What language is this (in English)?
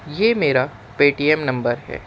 Urdu